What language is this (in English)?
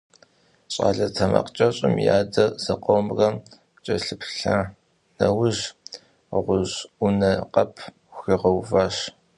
Kabardian